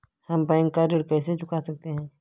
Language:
Hindi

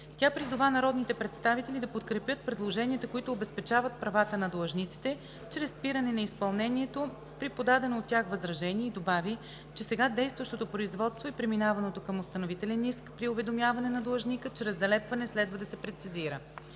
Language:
Bulgarian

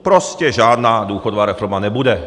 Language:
Czech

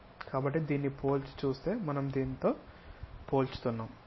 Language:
Telugu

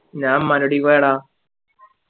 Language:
Malayalam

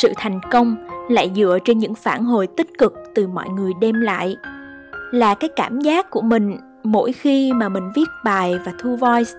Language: Vietnamese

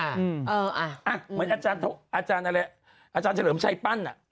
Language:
Thai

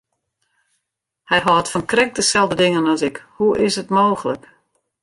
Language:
Western Frisian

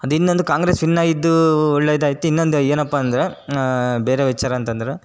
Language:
Kannada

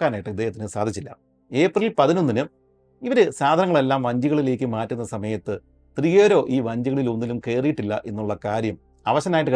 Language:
Malayalam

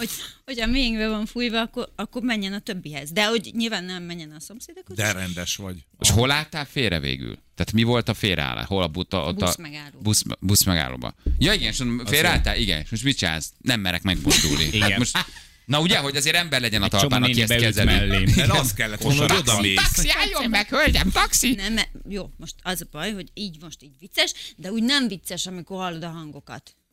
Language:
Hungarian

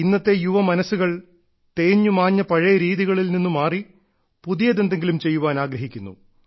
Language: Malayalam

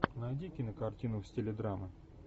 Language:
Russian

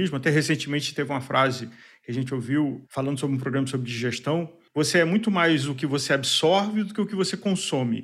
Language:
Portuguese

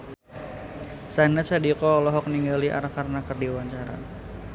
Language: Sundanese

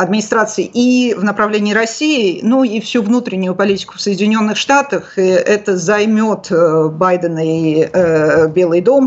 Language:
Russian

